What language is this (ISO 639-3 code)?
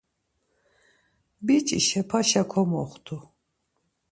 lzz